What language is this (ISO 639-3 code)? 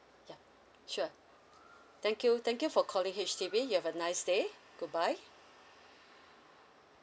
eng